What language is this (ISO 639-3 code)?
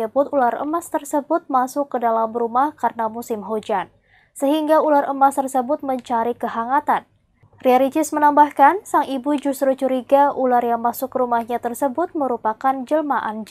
ind